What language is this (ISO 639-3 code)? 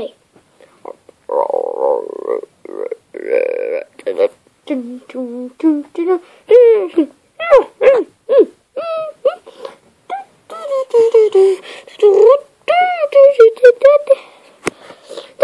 nld